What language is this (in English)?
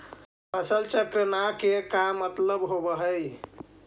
Magahi